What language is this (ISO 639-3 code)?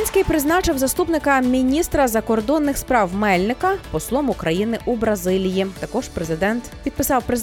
ukr